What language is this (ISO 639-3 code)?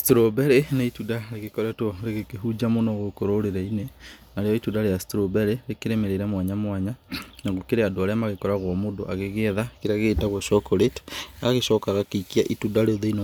kik